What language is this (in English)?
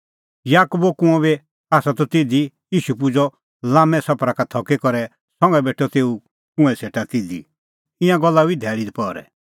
Kullu Pahari